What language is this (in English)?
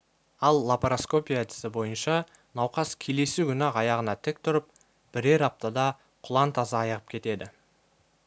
Kazakh